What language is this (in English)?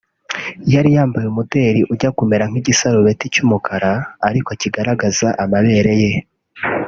Kinyarwanda